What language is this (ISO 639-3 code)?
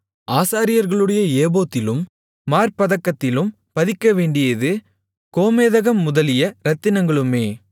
tam